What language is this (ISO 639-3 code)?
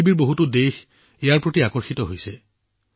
asm